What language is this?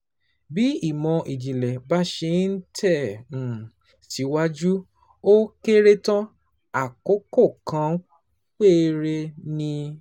Yoruba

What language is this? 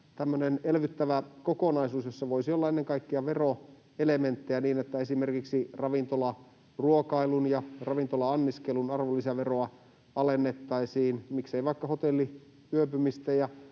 Finnish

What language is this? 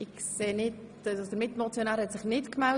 Swiss German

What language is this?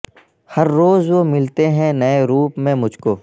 Urdu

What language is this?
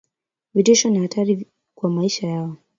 Swahili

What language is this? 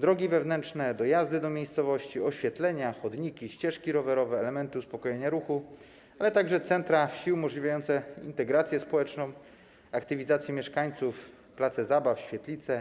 Polish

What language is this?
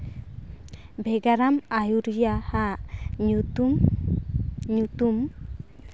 Santali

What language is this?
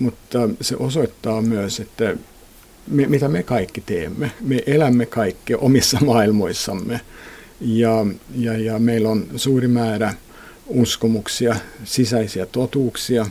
Finnish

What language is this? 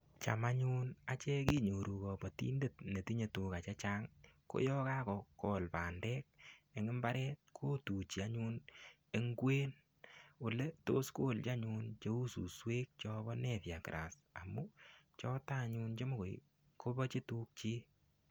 Kalenjin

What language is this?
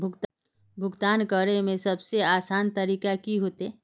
Magahi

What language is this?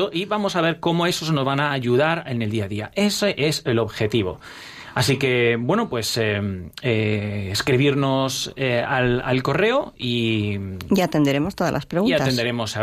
Spanish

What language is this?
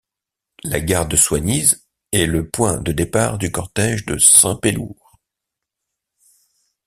French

